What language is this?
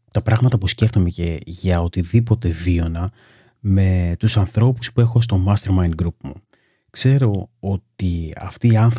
Greek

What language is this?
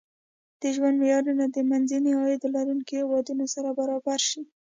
Pashto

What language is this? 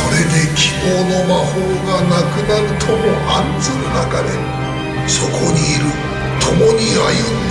Japanese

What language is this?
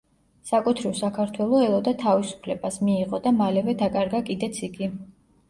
Georgian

